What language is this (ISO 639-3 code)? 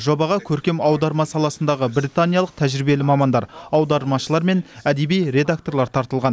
kaz